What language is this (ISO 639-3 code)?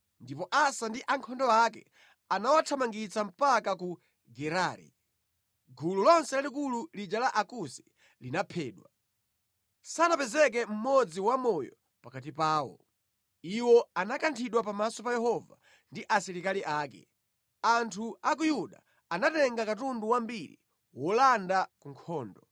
nya